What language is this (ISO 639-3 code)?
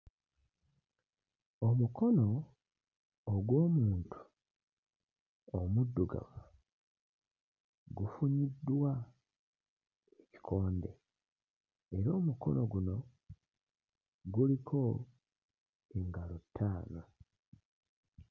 lug